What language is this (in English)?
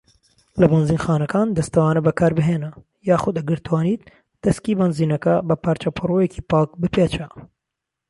Central Kurdish